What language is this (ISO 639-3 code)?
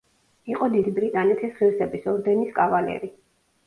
kat